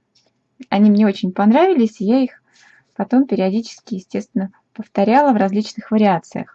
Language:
Russian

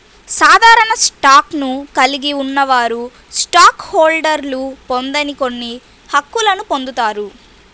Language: Telugu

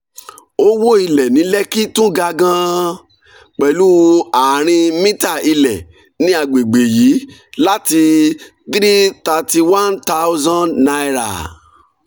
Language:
Yoruba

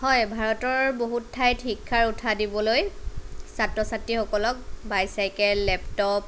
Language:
Assamese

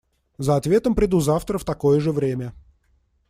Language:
Russian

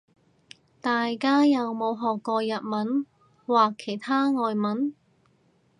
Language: Cantonese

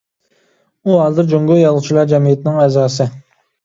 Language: Uyghur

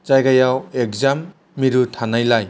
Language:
Bodo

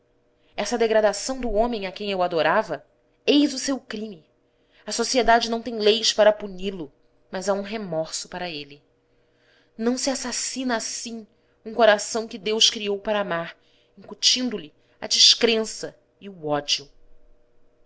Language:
Portuguese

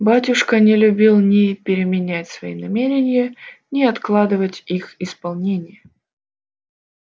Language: Russian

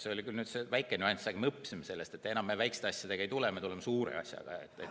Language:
Estonian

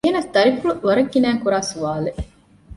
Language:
Divehi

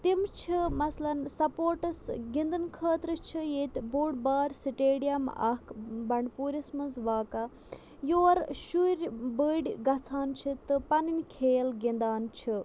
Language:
Kashmiri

